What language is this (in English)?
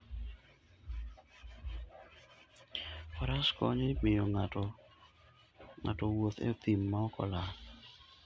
Luo (Kenya and Tanzania)